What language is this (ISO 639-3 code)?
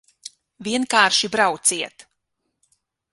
lav